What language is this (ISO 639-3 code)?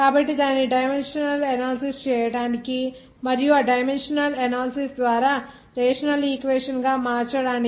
tel